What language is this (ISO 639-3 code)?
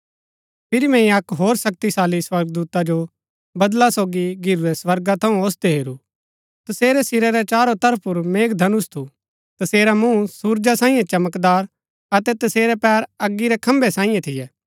gbk